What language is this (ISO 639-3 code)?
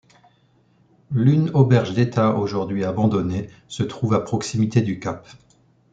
fra